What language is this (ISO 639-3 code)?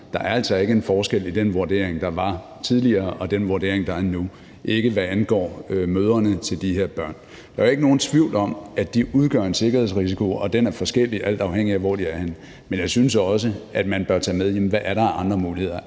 dan